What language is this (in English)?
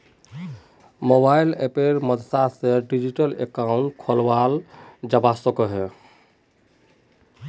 Magahi